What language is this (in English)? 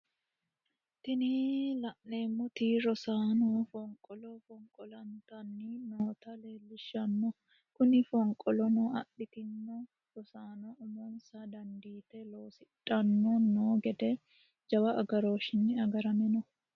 Sidamo